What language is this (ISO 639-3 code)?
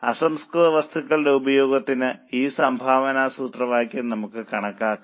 mal